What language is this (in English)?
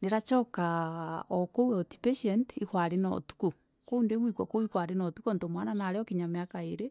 Meru